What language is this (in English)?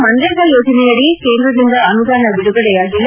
Kannada